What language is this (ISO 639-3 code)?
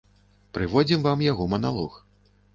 bel